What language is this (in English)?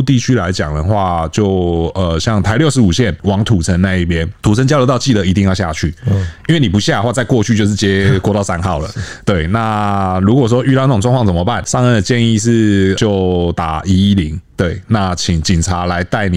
Chinese